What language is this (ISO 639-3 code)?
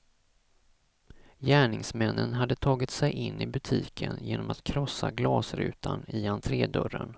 swe